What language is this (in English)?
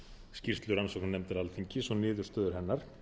Icelandic